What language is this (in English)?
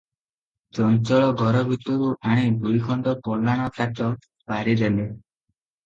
Odia